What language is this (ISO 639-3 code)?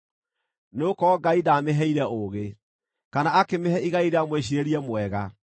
kik